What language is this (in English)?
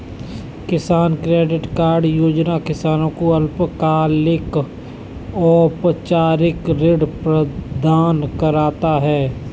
Hindi